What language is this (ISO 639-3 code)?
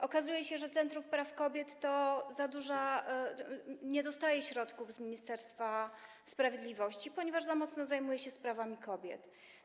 pol